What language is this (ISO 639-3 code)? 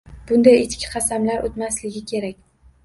uzb